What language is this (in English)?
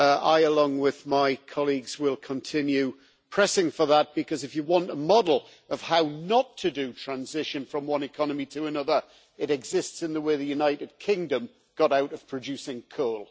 English